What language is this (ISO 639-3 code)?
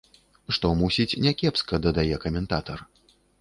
bel